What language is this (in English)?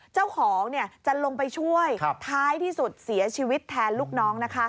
Thai